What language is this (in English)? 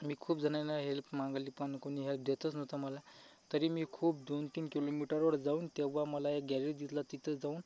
Marathi